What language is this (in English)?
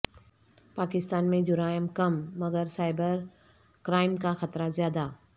Urdu